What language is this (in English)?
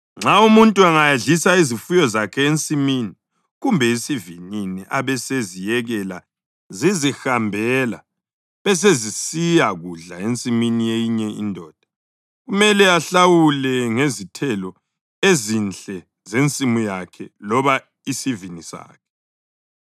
North Ndebele